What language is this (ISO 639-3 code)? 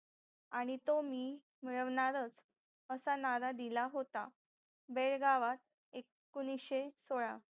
mar